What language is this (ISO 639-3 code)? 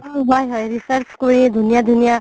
asm